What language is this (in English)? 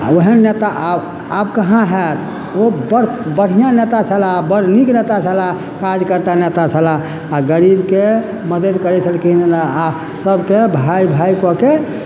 Maithili